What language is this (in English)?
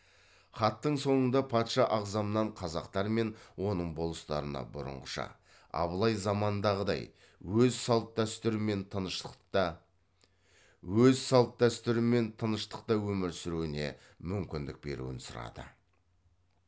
Kazakh